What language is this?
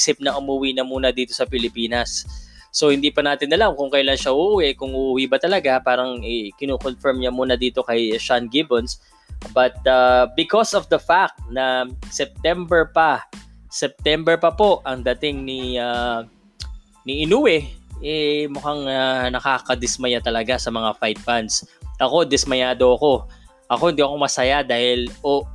Filipino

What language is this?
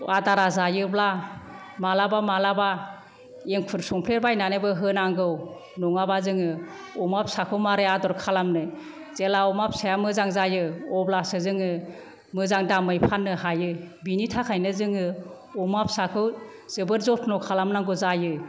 Bodo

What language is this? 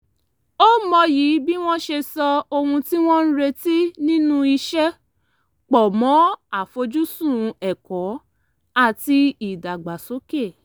Yoruba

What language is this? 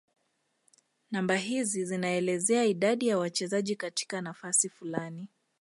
Swahili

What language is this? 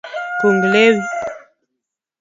Luo (Kenya and Tanzania)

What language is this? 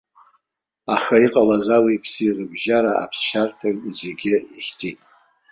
Abkhazian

